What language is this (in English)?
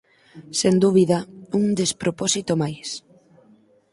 Galician